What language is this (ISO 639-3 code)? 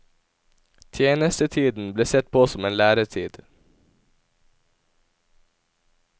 nor